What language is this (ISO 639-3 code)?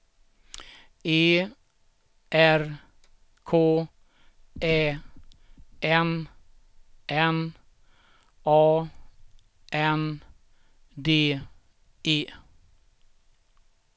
swe